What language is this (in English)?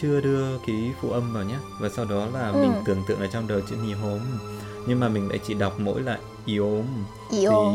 Vietnamese